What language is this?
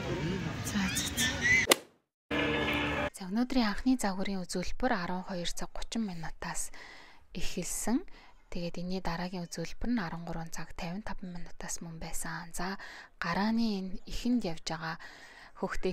Romanian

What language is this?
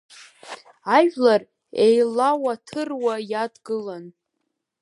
Abkhazian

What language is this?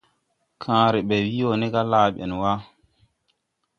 Tupuri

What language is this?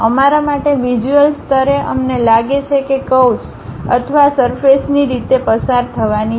Gujarati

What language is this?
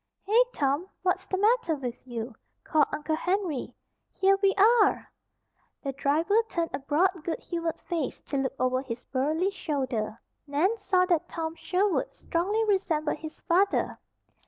English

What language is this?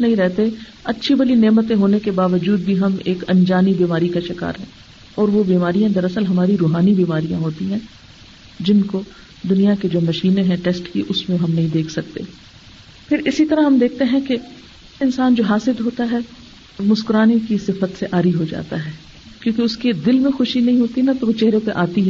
Urdu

